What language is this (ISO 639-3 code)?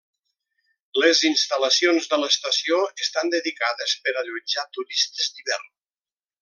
cat